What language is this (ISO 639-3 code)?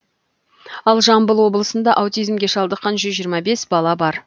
kaz